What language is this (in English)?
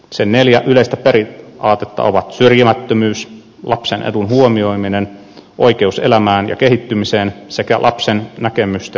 Finnish